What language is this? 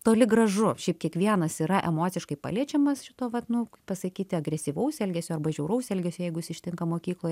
Lithuanian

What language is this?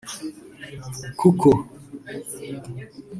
Kinyarwanda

